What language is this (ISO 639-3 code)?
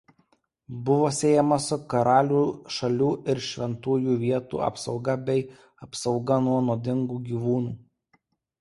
lit